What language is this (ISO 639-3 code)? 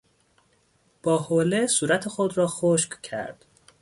fas